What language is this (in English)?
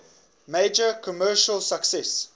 English